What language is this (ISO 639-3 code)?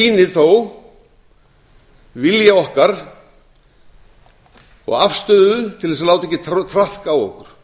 isl